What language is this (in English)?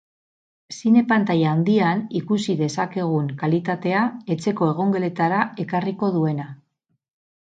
Basque